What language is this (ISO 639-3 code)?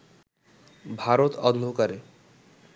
ben